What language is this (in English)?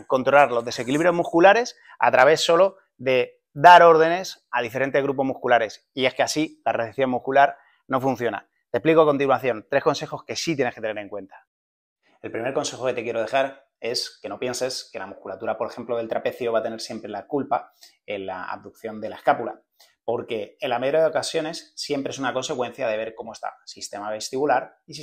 Spanish